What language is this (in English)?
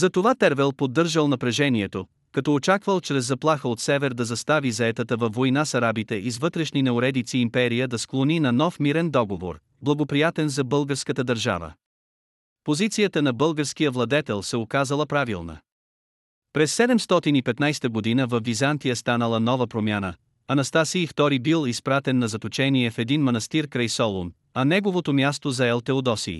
Bulgarian